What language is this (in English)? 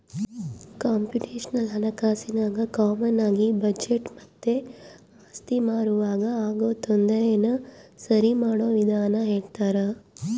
Kannada